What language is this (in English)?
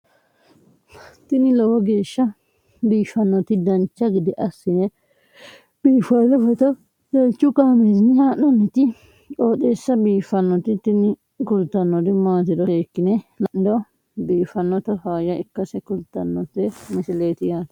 Sidamo